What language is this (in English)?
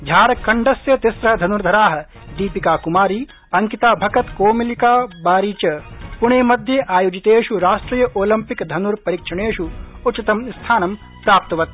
Sanskrit